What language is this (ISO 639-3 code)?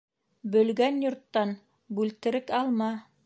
bak